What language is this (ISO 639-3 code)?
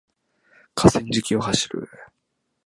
jpn